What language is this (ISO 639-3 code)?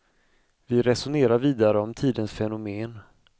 swe